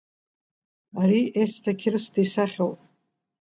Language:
Abkhazian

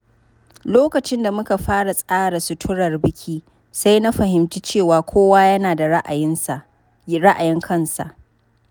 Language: Hausa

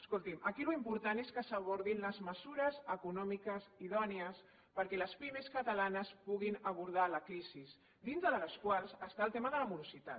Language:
Catalan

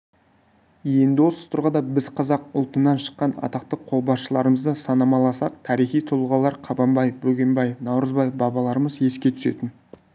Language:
Kazakh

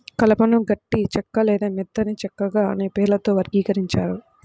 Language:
Telugu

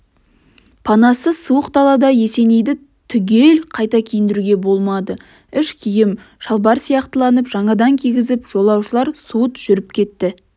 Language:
Kazakh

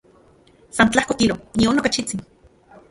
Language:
Central Puebla Nahuatl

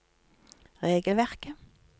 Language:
Norwegian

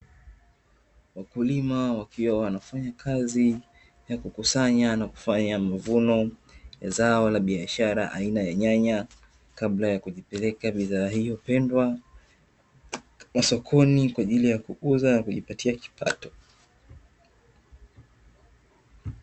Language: Swahili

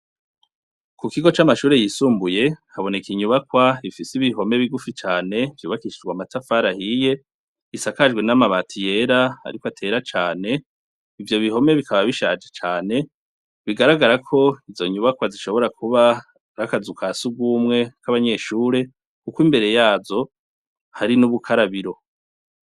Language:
Rundi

